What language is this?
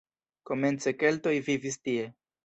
Esperanto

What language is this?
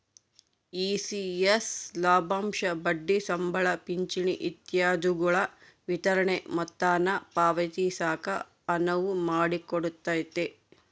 Kannada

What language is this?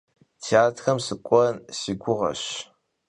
Kabardian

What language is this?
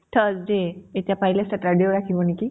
Assamese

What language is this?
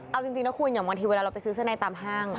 Thai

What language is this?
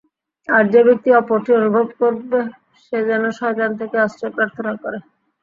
Bangla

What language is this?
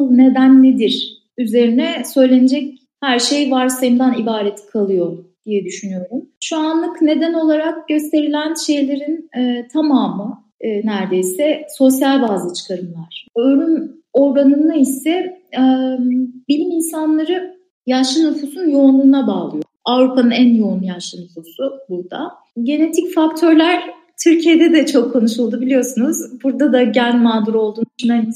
Turkish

